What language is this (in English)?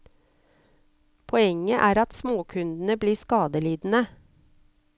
Norwegian